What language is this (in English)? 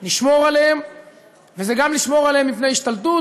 Hebrew